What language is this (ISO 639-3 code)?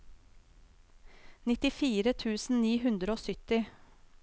nor